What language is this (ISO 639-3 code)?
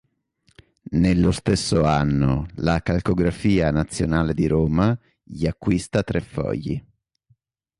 ita